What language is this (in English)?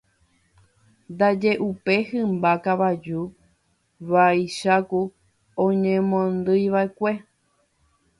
Guarani